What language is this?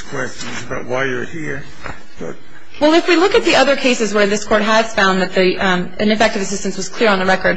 English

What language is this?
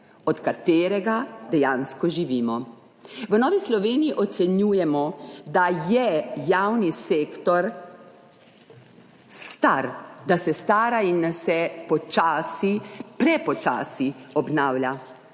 Slovenian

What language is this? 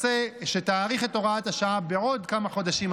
Hebrew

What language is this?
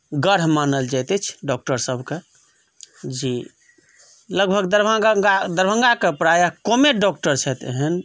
Maithili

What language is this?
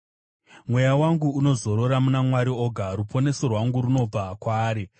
Shona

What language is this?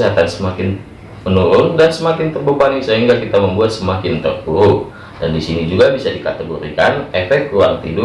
Indonesian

